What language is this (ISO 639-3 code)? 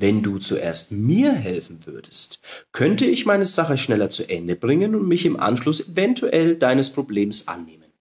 deu